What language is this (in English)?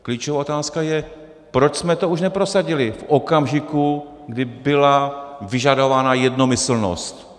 Czech